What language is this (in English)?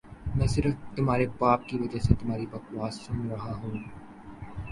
Urdu